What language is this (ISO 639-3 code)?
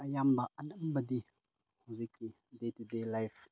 mni